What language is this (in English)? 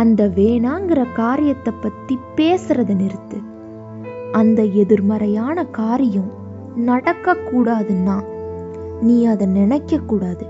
Tamil